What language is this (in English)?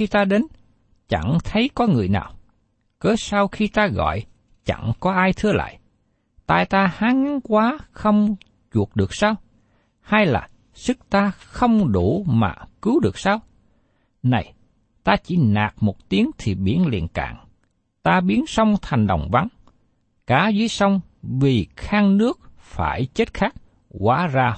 Vietnamese